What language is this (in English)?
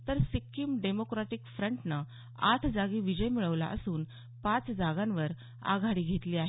Marathi